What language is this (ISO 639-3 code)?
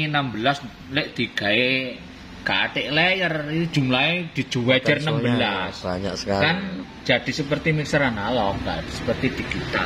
ind